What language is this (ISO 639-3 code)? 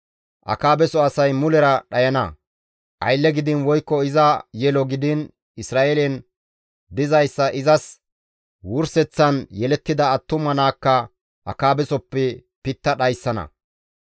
gmv